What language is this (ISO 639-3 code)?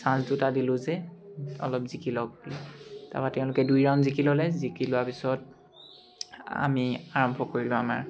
asm